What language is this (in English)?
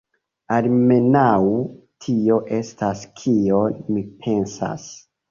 Esperanto